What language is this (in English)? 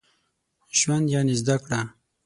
Pashto